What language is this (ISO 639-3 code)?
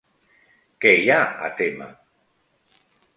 cat